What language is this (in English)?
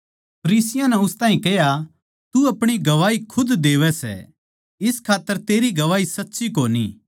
Haryanvi